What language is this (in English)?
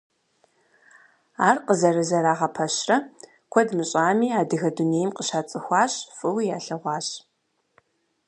Kabardian